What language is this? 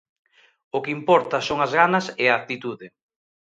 Galician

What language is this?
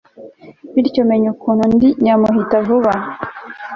Kinyarwanda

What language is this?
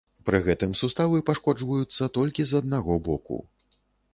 Belarusian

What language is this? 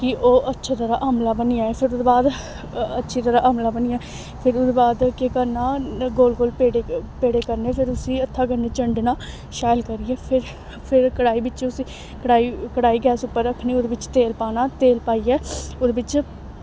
Dogri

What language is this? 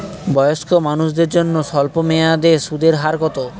Bangla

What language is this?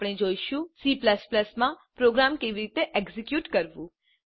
Gujarati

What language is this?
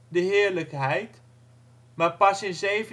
Dutch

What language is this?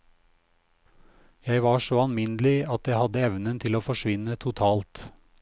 Norwegian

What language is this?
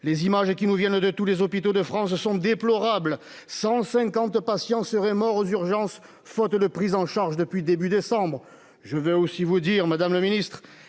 French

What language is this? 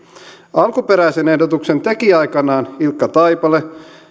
Finnish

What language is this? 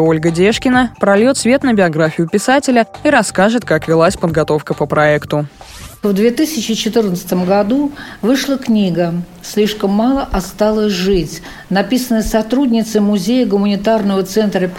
Russian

